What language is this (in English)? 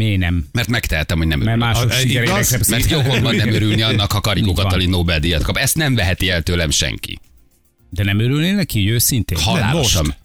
Hungarian